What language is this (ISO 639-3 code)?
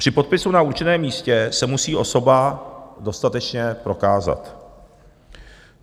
ces